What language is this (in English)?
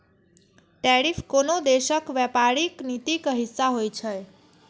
Maithili